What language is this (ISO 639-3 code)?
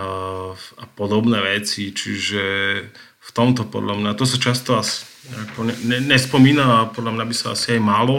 slk